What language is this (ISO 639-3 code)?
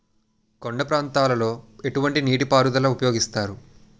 tel